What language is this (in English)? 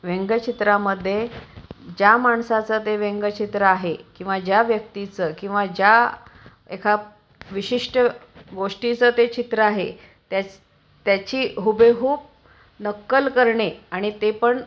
Marathi